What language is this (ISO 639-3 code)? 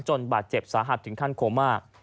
tha